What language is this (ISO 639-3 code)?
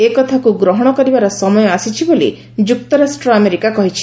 ori